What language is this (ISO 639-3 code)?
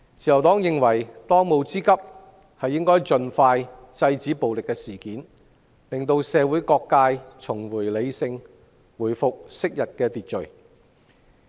yue